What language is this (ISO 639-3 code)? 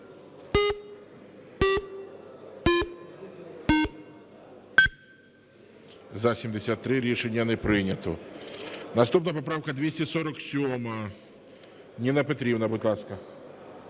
ukr